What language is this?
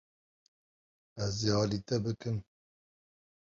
Kurdish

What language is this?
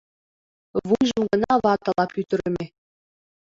Mari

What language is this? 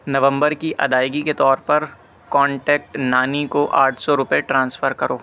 Urdu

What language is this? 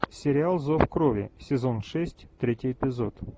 Russian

